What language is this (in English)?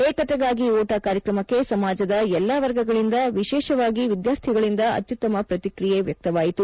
Kannada